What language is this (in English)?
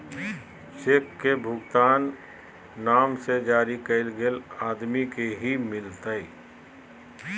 Magahi